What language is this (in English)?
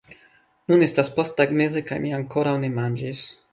Esperanto